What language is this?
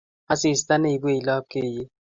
Kalenjin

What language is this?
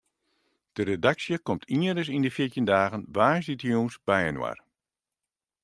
Western Frisian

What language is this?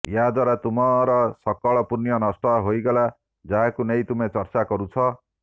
Odia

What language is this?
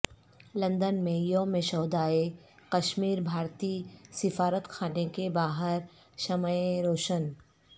Urdu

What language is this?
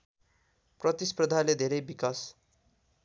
Nepali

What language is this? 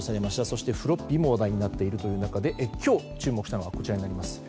Japanese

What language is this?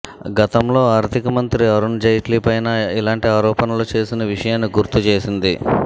Telugu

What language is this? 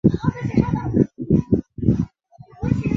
Chinese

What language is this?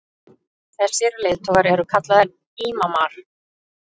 Icelandic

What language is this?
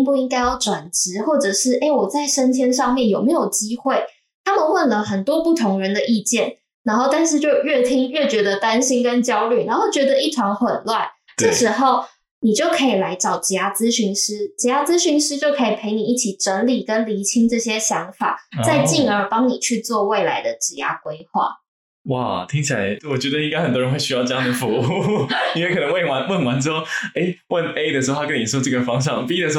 Chinese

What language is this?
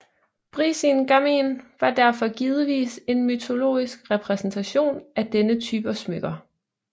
Danish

